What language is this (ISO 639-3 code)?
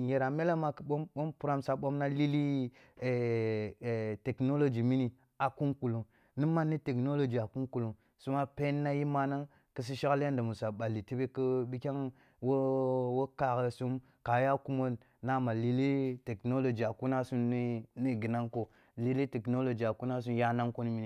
bbu